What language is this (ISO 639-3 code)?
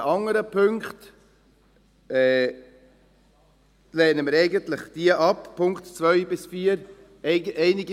gsw